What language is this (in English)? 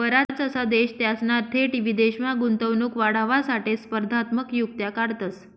Marathi